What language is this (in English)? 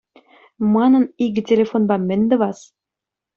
Chuvash